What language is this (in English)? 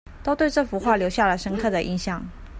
Chinese